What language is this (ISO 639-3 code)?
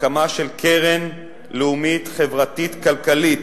heb